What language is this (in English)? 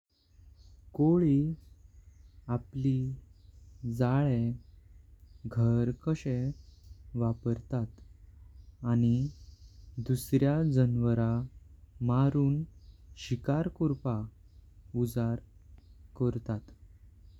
Konkani